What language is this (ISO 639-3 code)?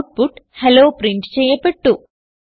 mal